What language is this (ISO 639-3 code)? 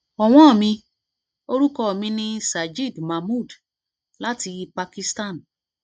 yor